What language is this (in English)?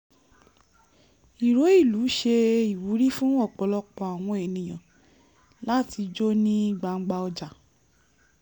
Yoruba